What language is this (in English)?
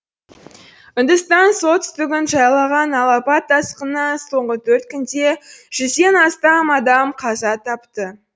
Kazakh